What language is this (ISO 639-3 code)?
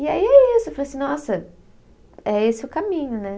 por